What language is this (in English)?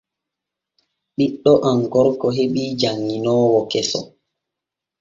Borgu Fulfulde